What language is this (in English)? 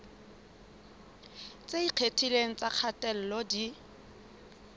Southern Sotho